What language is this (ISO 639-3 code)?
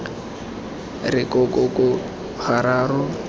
tsn